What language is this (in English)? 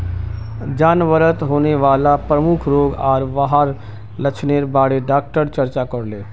Magahi